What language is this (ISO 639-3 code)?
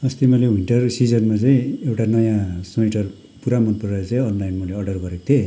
nep